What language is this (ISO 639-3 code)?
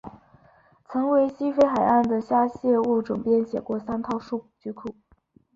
zho